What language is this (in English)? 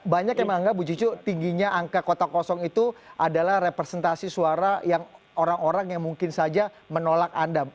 Indonesian